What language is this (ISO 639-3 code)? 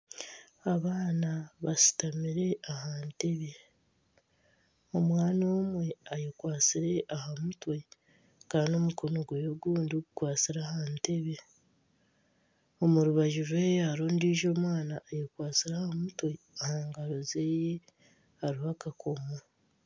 nyn